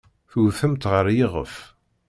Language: Kabyle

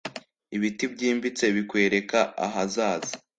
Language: Kinyarwanda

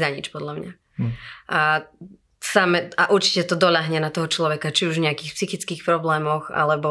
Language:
Slovak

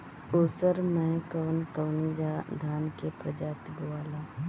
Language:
Bhojpuri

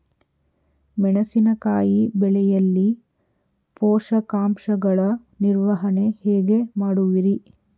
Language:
Kannada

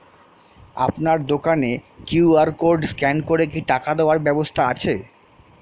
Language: Bangla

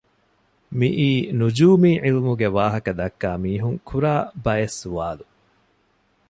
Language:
Divehi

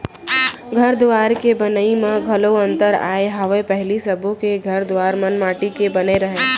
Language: Chhattisgarhi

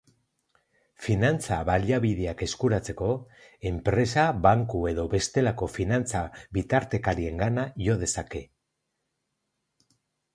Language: Basque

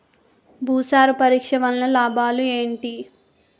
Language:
Telugu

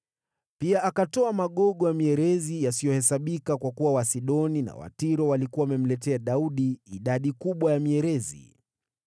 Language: Swahili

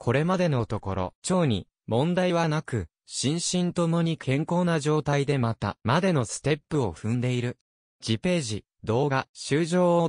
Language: Japanese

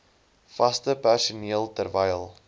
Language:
Afrikaans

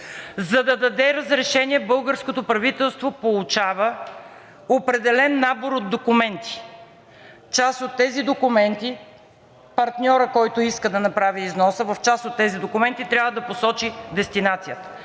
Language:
Bulgarian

